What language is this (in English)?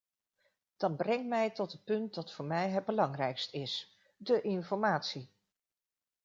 Dutch